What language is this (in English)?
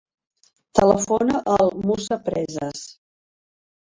Catalan